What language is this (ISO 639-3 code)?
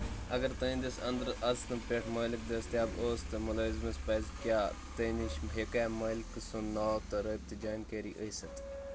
kas